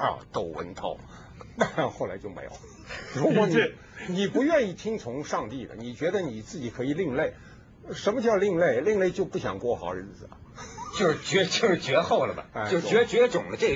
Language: Chinese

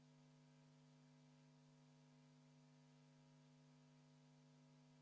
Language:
Estonian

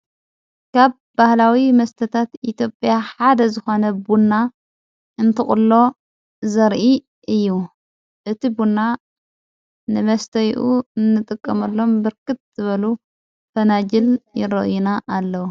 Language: Tigrinya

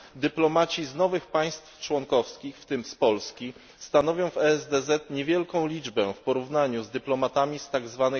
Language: Polish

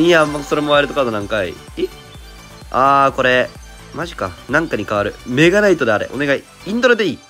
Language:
Japanese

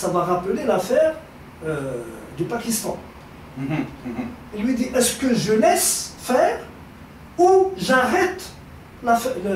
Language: French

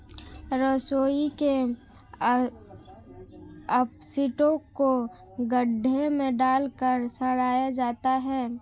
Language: Hindi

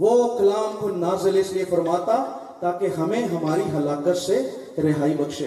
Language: Urdu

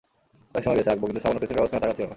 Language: Bangla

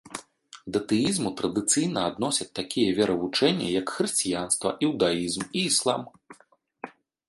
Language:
Belarusian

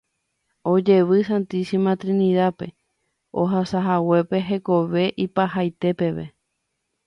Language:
Guarani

